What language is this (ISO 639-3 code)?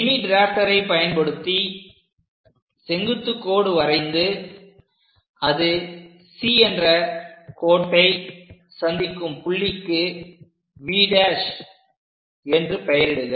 tam